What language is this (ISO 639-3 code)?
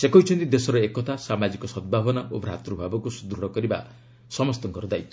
ori